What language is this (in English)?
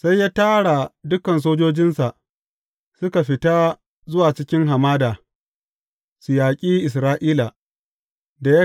Hausa